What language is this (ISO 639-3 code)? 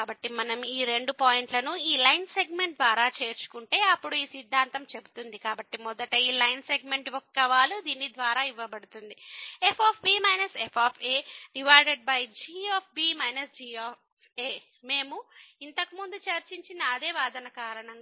tel